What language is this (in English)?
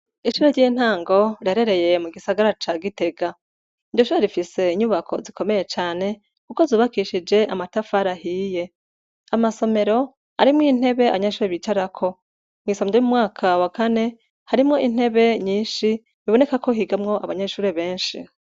Rundi